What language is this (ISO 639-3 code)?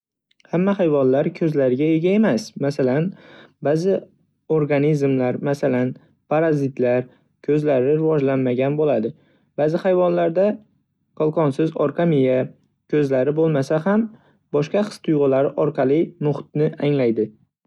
uzb